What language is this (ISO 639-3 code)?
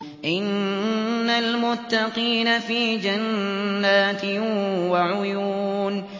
ara